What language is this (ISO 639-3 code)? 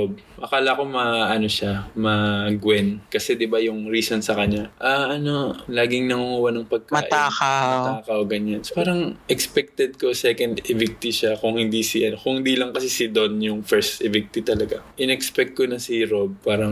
fil